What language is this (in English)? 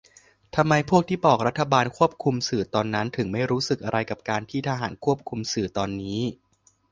Thai